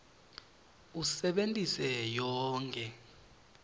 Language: Swati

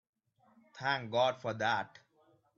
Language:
English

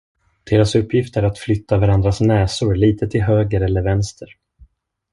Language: Swedish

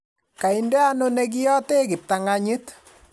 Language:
Kalenjin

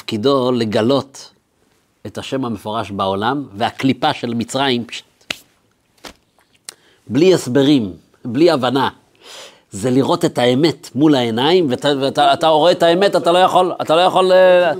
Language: Hebrew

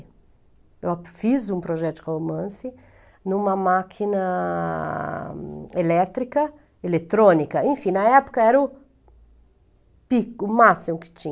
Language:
Portuguese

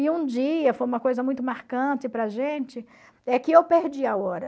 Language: Portuguese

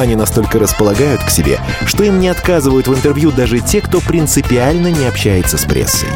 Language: Russian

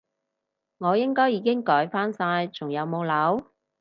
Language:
Cantonese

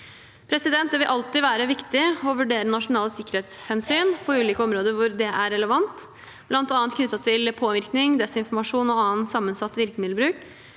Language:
Norwegian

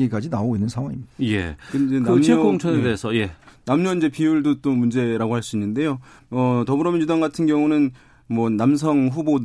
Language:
Korean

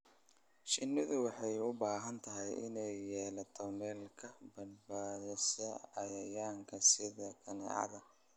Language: Somali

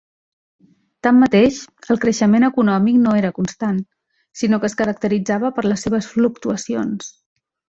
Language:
Catalan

